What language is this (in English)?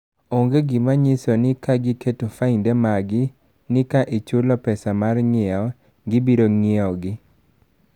Luo (Kenya and Tanzania)